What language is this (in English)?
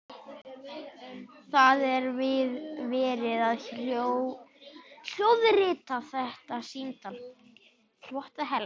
Icelandic